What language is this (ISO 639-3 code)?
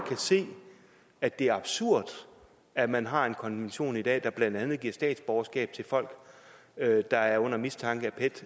dan